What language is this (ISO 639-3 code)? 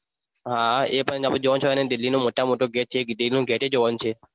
guj